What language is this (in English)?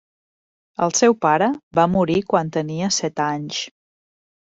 Catalan